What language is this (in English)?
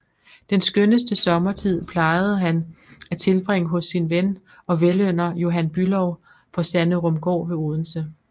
Danish